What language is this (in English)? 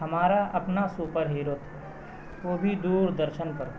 Urdu